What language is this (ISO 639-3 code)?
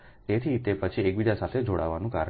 guj